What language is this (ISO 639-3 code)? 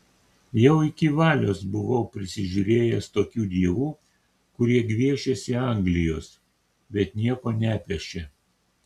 lit